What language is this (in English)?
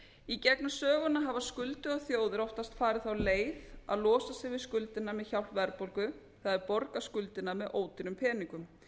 Icelandic